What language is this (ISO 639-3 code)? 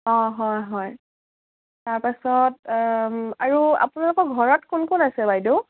asm